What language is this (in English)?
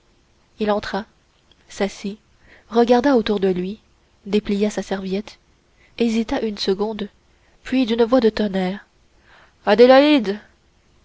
French